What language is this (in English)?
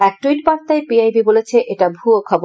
Bangla